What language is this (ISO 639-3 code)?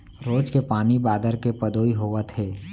hne